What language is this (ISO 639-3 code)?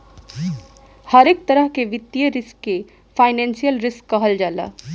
bho